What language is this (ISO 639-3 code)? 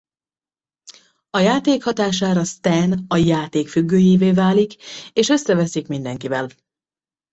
hun